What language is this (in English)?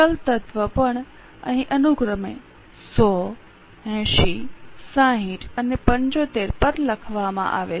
Gujarati